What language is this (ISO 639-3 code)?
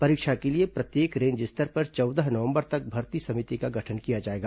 hin